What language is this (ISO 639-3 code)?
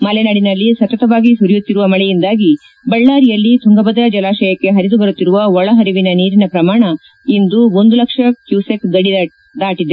kan